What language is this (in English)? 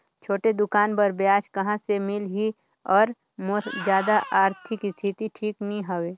Chhattisgarhi